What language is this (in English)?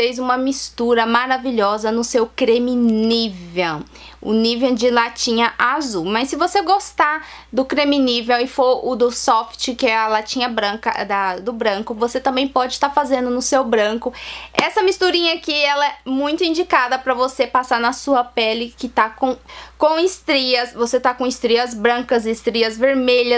Portuguese